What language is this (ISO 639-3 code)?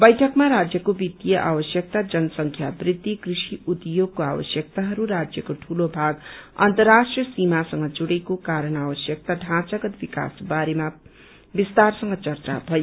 nep